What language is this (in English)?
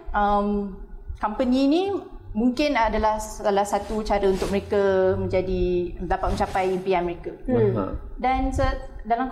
Malay